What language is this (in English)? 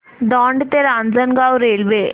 Marathi